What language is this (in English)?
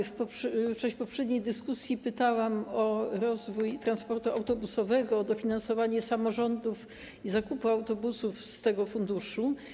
Polish